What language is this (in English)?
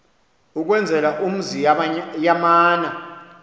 Xhosa